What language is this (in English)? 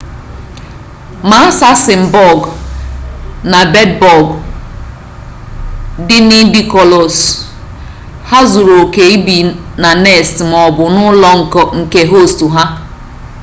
Igbo